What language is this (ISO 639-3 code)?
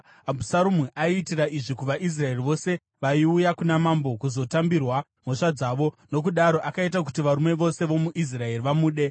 sna